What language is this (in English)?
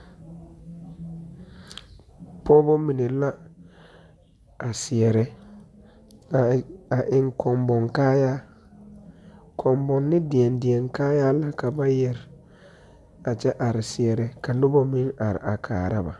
Southern Dagaare